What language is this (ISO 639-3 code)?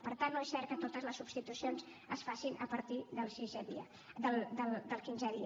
cat